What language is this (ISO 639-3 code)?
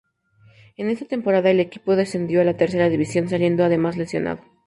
spa